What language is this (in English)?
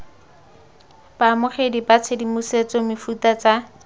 Tswana